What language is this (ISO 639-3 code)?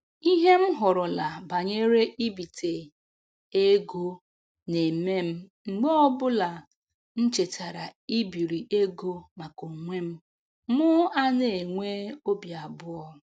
ibo